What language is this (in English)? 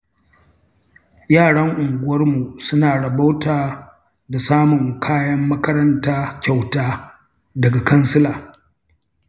Hausa